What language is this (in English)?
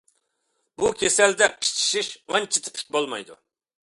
Uyghur